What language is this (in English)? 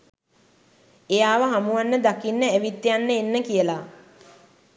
Sinhala